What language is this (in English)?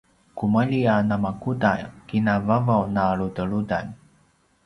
Paiwan